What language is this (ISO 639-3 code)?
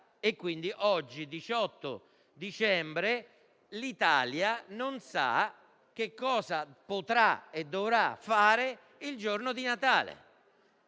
ita